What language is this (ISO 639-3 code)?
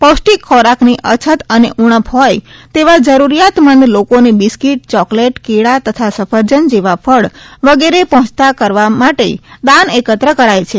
guj